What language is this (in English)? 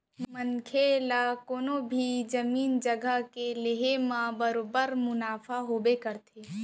Chhattisgarhi